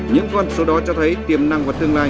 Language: Vietnamese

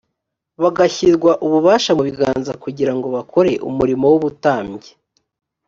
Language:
Kinyarwanda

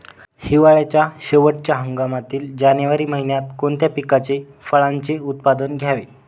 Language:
Marathi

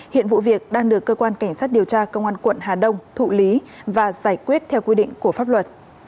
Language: Vietnamese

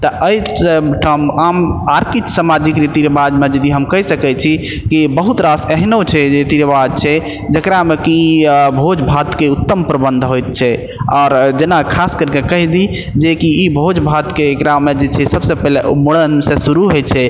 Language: Maithili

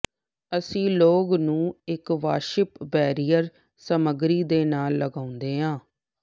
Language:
Punjabi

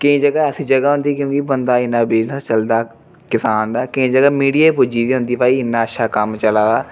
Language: Dogri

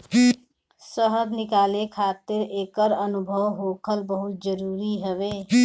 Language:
Bhojpuri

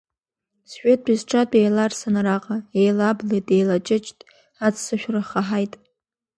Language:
Abkhazian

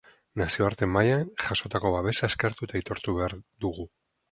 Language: Basque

